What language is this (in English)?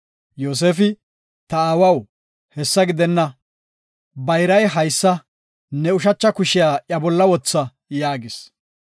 Gofa